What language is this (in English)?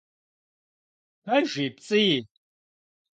Kabardian